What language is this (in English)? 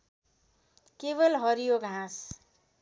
Nepali